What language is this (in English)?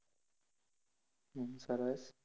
Gujarati